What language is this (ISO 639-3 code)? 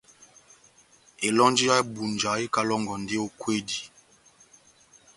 bnm